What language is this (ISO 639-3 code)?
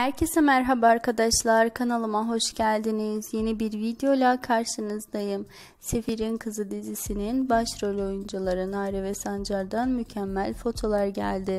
tur